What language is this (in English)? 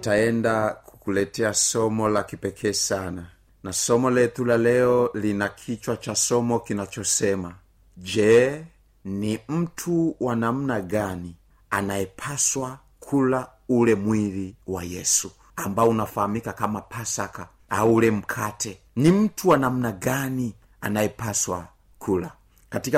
Swahili